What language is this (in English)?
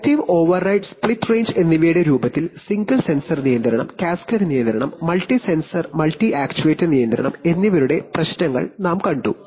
Malayalam